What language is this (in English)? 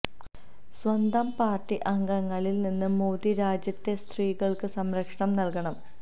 Malayalam